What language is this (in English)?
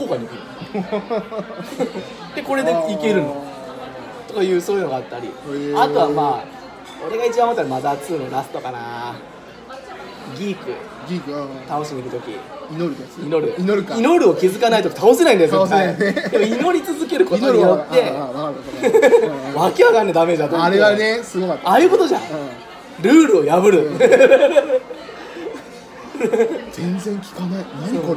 Japanese